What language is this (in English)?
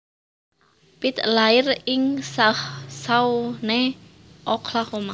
Javanese